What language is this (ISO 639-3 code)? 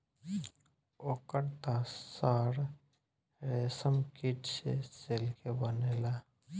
bho